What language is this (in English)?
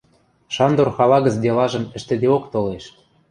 Western Mari